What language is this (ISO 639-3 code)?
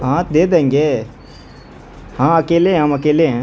urd